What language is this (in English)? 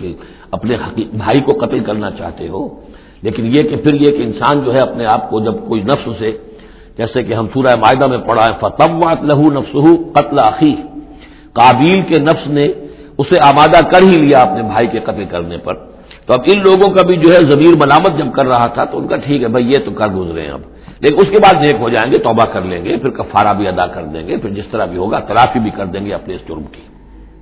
Urdu